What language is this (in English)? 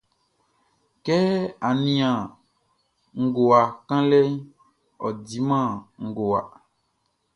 Baoulé